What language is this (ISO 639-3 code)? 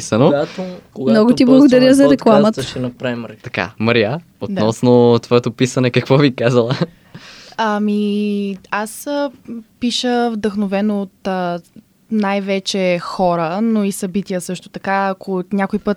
bul